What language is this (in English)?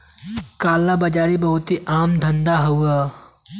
Bhojpuri